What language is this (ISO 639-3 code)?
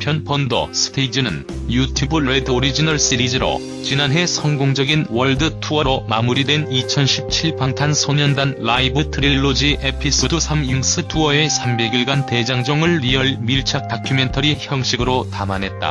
kor